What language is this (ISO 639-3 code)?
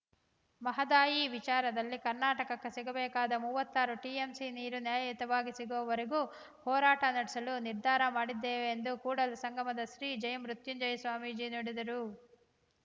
kan